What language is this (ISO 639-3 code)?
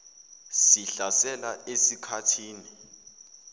zul